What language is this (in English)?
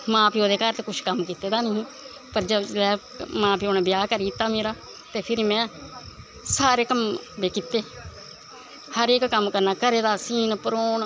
Dogri